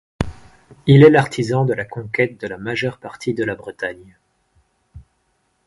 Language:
French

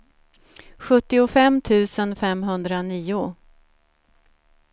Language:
Swedish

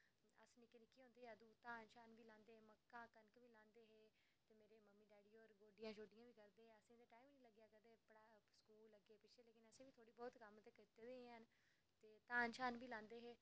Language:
Dogri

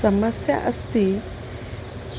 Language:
Sanskrit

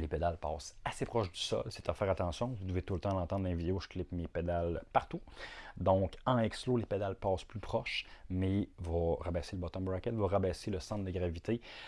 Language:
French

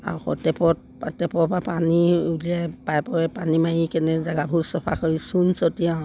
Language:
Assamese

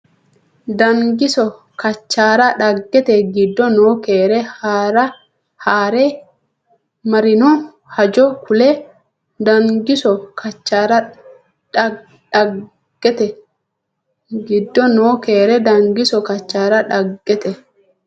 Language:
Sidamo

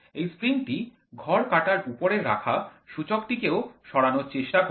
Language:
Bangla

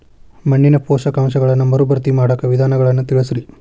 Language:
Kannada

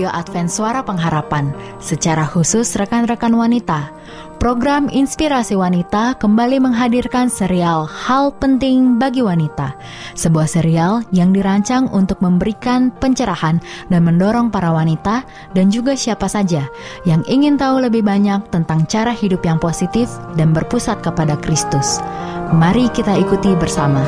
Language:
Indonesian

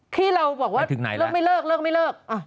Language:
Thai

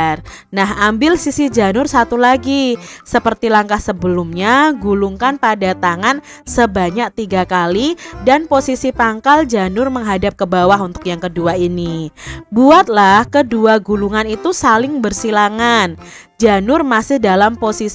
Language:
Indonesian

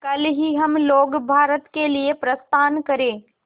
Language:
Hindi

